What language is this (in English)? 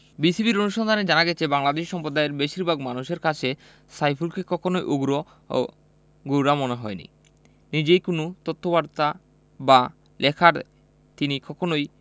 Bangla